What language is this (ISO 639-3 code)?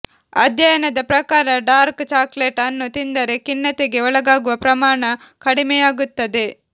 kan